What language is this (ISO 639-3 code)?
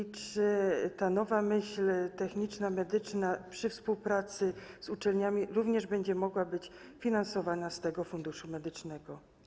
pol